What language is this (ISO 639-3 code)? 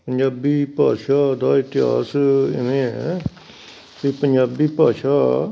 pan